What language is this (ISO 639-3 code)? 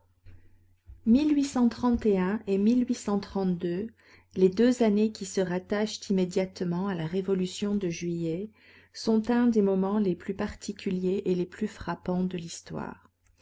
fra